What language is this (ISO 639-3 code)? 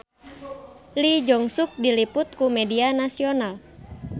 sun